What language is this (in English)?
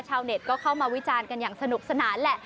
Thai